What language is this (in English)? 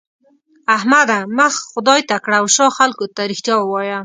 Pashto